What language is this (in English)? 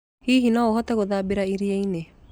Kikuyu